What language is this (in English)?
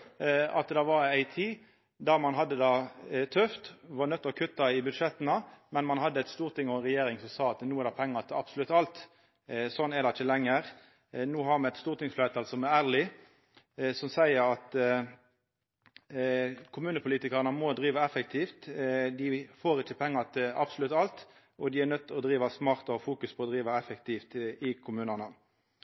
Norwegian Nynorsk